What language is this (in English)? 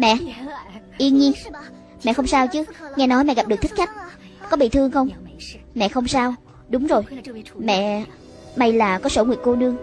Vietnamese